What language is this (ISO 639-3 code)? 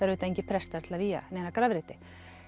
isl